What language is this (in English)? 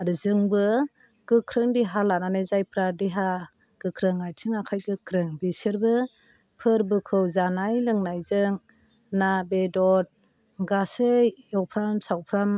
Bodo